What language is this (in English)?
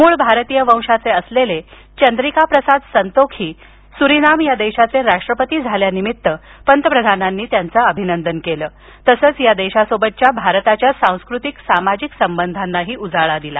Marathi